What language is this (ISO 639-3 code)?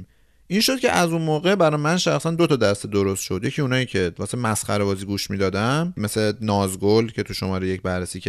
fas